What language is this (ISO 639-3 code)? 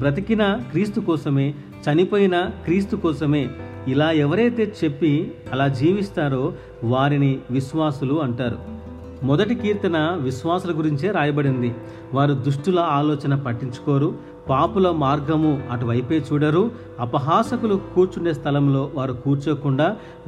tel